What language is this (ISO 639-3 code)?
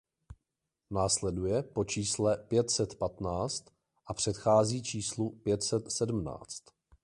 ces